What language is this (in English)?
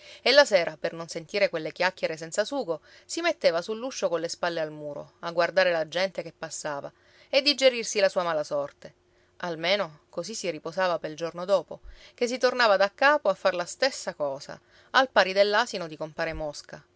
Italian